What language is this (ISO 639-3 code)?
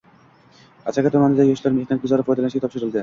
uzb